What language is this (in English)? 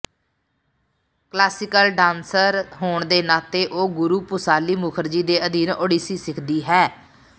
Punjabi